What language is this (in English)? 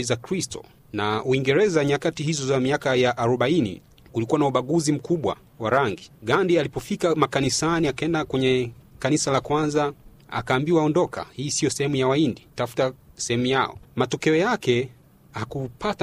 Swahili